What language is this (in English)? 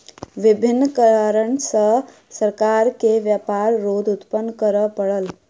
Maithili